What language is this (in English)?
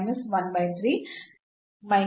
Kannada